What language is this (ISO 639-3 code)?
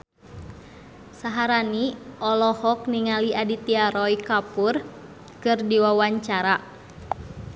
sun